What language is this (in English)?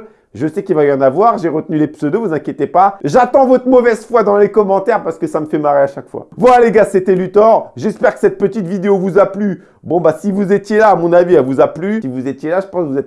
French